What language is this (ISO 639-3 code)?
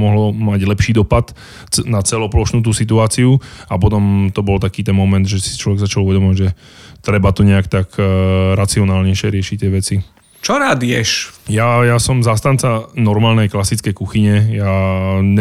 slk